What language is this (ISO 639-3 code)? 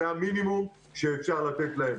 heb